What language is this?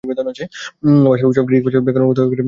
Bangla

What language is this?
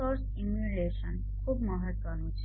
Gujarati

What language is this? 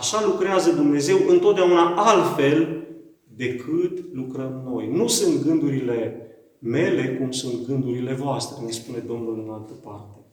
Romanian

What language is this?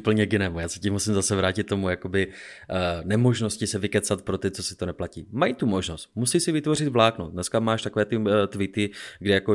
Czech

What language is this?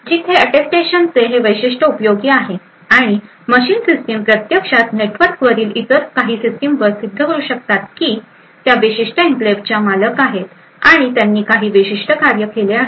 Marathi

